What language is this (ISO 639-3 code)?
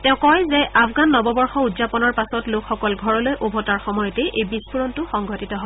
asm